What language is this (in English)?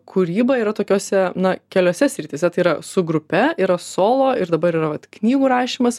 Lithuanian